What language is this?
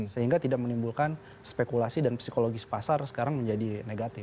Indonesian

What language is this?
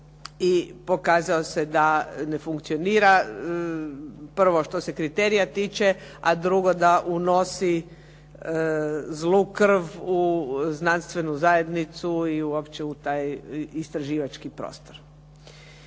Croatian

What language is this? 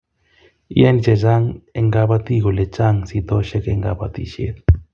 Kalenjin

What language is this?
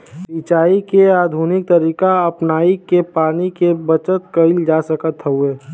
Bhojpuri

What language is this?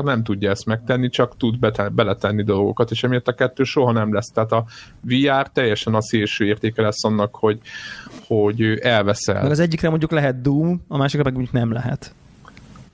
Hungarian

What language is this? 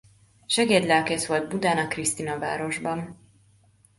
Hungarian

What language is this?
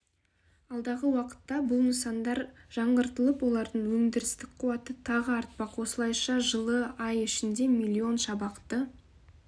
Kazakh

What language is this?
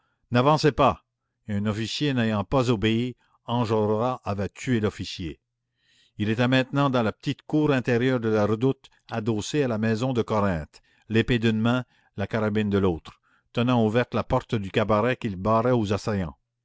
French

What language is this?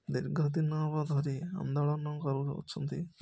Odia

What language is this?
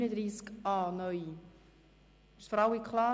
Swiss German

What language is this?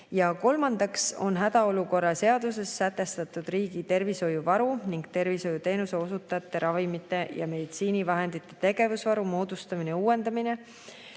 Estonian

